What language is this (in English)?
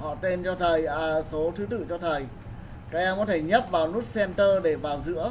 Vietnamese